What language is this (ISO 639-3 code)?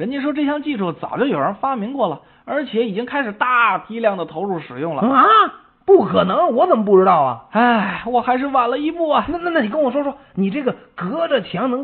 zho